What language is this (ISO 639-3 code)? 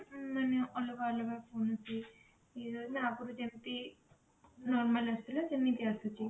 ori